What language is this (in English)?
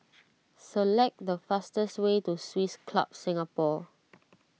English